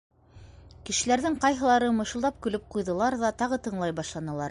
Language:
Bashkir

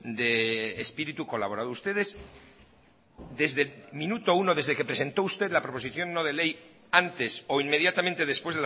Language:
Spanish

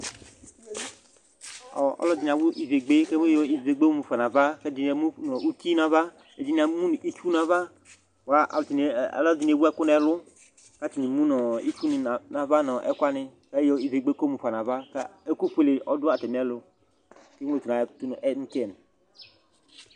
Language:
Ikposo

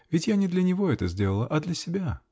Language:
Russian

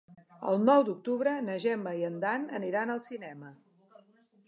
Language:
Catalan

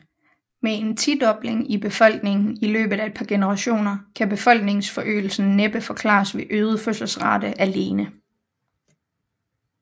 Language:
Danish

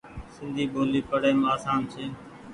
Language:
Goaria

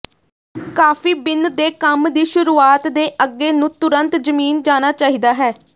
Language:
Punjabi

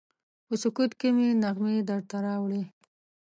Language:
Pashto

